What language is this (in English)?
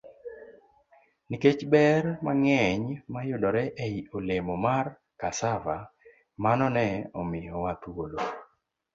Luo (Kenya and Tanzania)